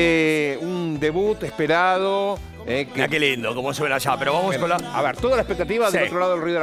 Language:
Spanish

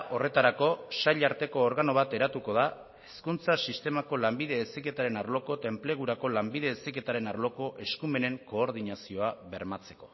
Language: Basque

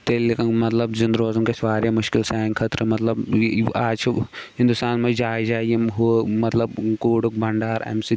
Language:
Kashmiri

